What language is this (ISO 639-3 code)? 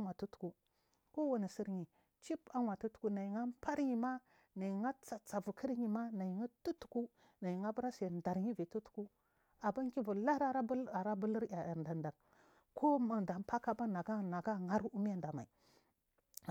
mfm